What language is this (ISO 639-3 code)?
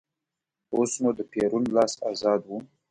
pus